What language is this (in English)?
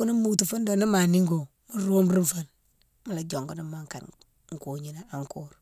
Mansoanka